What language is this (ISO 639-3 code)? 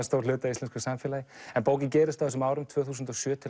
isl